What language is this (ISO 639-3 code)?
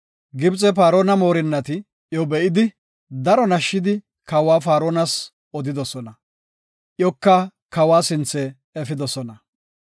gof